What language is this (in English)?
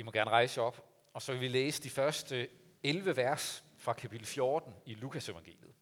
Danish